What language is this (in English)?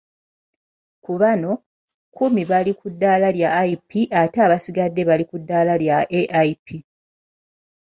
Ganda